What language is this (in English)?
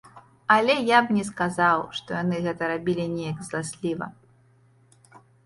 Belarusian